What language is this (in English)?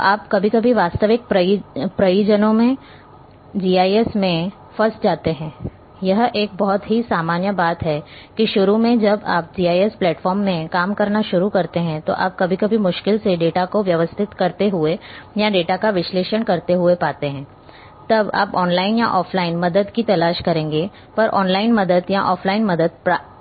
Hindi